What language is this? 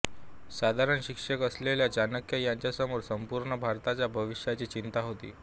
Marathi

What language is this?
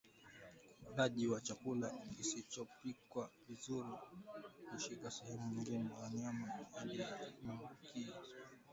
Swahili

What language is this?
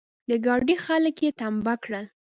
Pashto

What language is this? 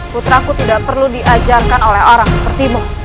Indonesian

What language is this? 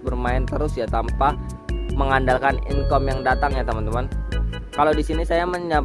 Indonesian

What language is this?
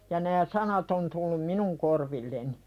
Finnish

